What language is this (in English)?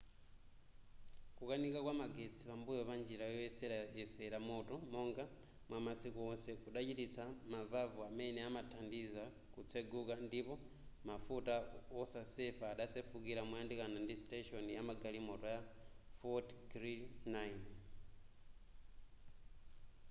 Nyanja